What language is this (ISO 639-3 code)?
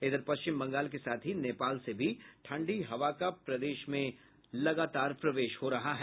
hin